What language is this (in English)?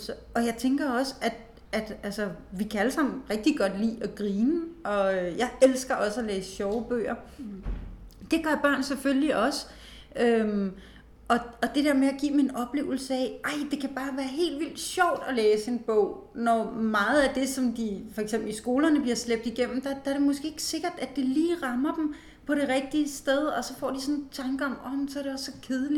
Danish